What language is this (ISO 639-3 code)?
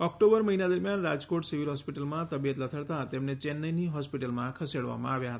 guj